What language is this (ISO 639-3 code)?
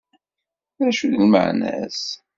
kab